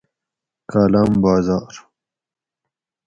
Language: Gawri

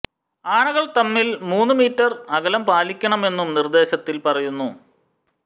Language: Malayalam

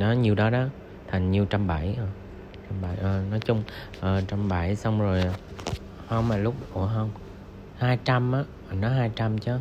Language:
Vietnamese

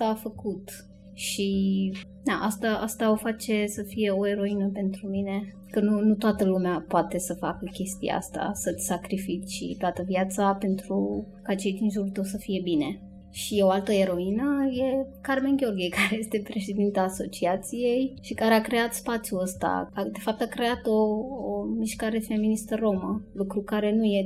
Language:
Romanian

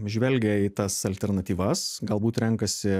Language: Lithuanian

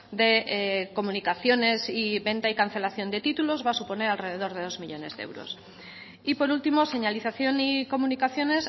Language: Spanish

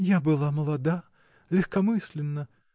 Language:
Russian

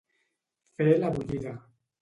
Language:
Catalan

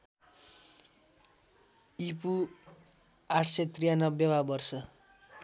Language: Nepali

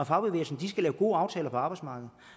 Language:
Danish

